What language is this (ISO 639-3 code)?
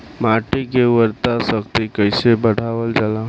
bho